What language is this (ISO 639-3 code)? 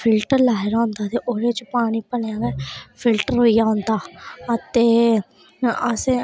doi